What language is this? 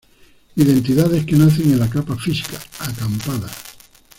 Spanish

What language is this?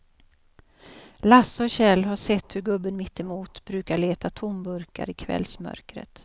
Swedish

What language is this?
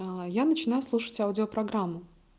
Russian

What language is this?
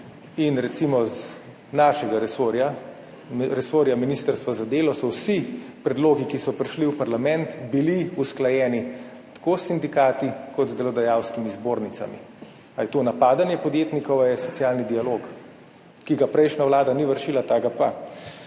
Slovenian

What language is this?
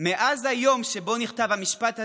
Hebrew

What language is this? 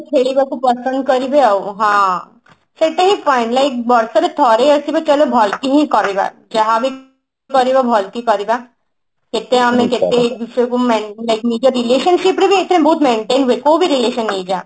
Odia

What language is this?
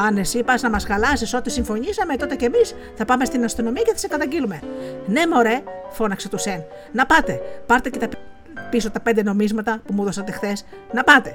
Greek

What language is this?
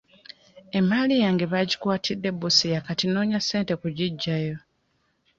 Ganda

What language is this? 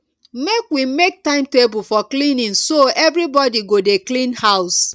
Nigerian Pidgin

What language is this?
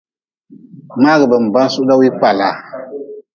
Nawdm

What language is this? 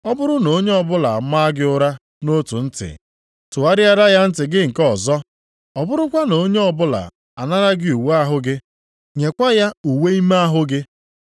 Igbo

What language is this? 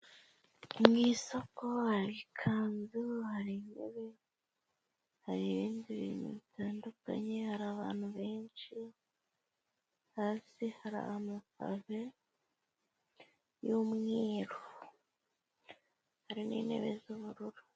Kinyarwanda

